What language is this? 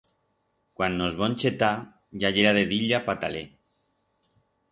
Aragonese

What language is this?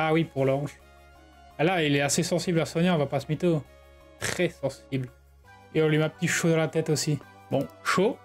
French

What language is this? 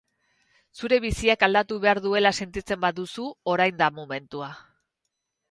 Basque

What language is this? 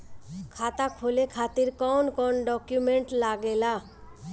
Bhojpuri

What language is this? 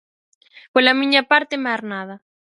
Galician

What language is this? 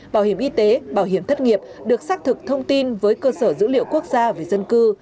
Vietnamese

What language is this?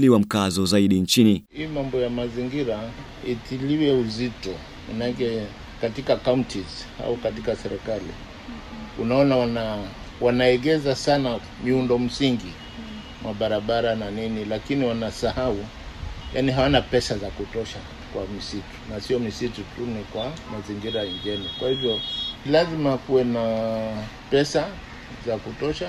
Swahili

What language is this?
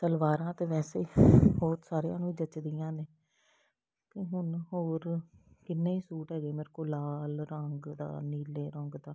Punjabi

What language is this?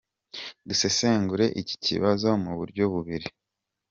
Kinyarwanda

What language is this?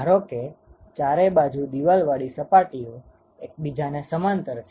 Gujarati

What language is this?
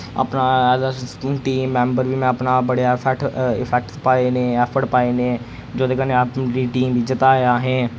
Dogri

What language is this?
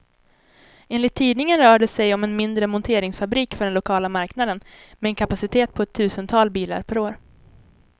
Swedish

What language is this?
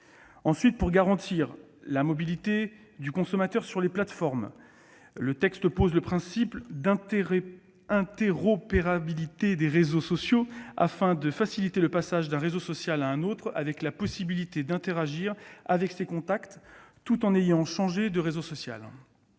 French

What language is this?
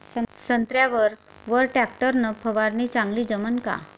Marathi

